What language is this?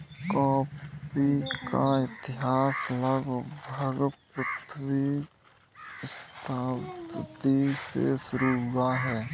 Hindi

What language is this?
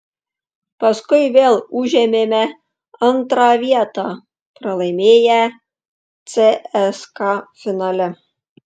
Lithuanian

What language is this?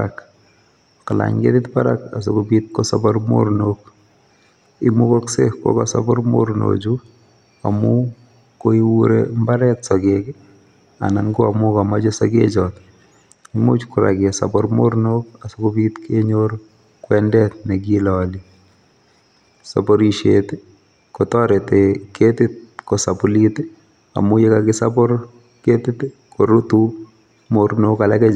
Kalenjin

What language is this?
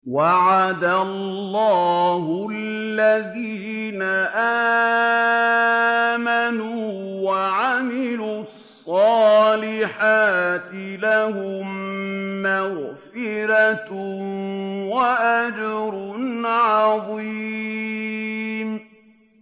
Arabic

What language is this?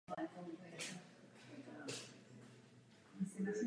Czech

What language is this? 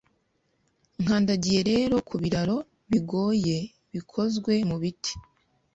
Kinyarwanda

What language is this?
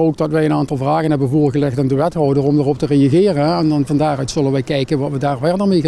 Dutch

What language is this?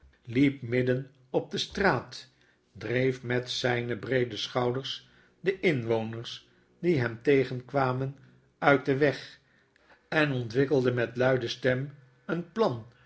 Dutch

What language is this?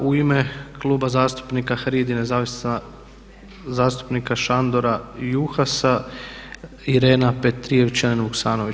Croatian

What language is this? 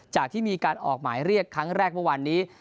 Thai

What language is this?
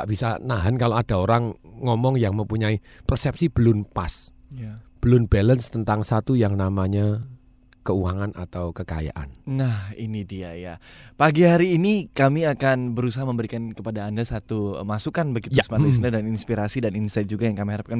Indonesian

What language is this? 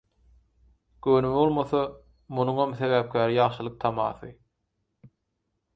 Turkmen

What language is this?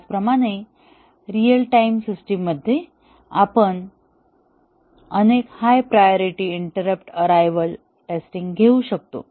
Marathi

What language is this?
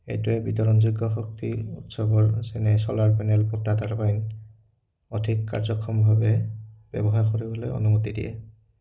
Assamese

